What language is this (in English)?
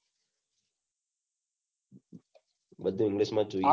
Gujarati